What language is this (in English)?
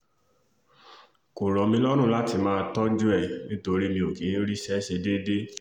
Yoruba